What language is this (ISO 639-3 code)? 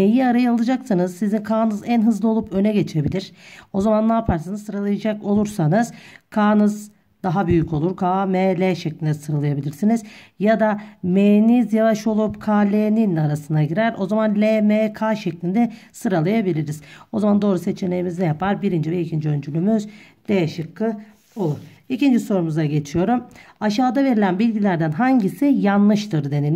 tur